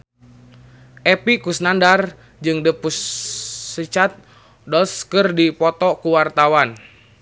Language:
Sundanese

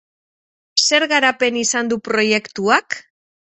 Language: Basque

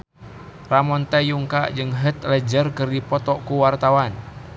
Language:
Sundanese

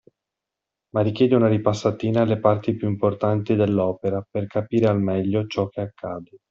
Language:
Italian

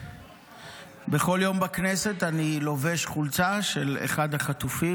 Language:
Hebrew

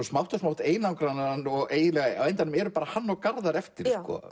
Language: Icelandic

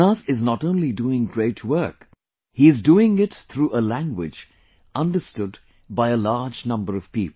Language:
English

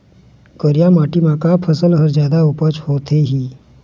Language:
Chhattisgarhi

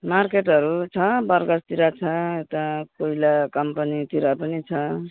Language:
Nepali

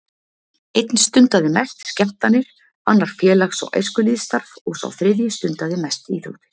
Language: Icelandic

